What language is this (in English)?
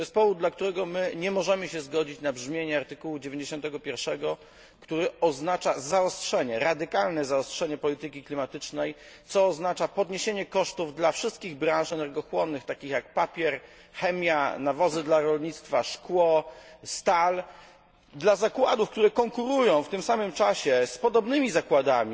Polish